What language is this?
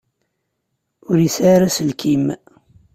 Kabyle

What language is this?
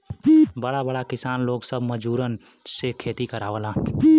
Bhojpuri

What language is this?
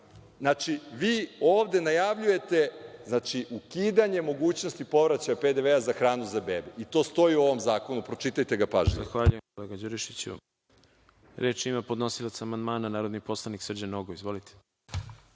Serbian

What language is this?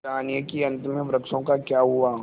Hindi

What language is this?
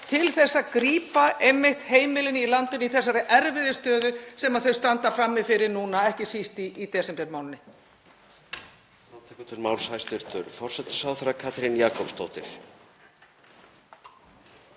Icelandic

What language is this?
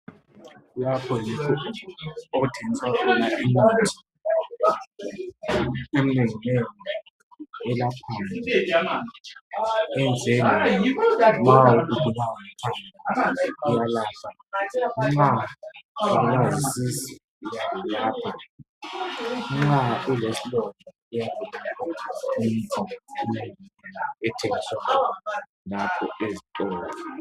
North Ndebele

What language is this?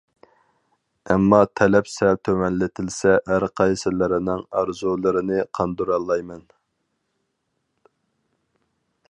Uyghur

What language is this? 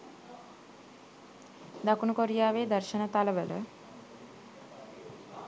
Sinhala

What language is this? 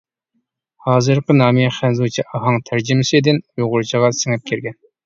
Uyghur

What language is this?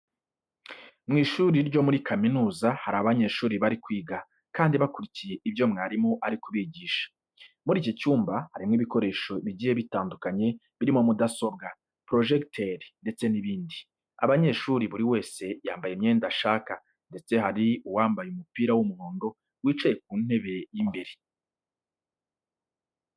Kinyarwanda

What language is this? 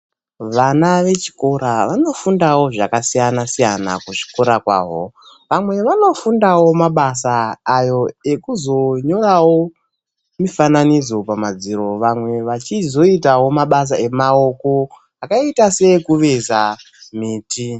Ndau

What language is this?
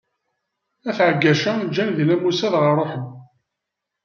Kabyle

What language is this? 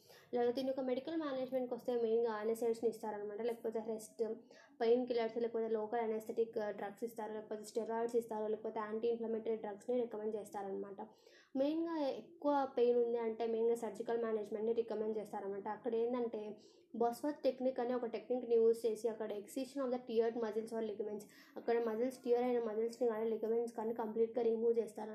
Telugu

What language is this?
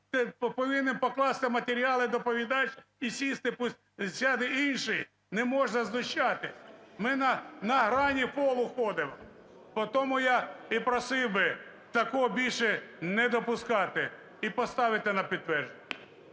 Ukrainian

